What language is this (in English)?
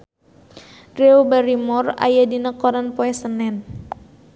Sundanese